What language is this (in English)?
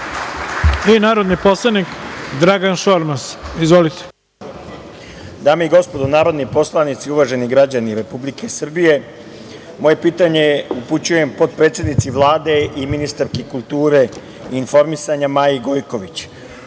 Serbian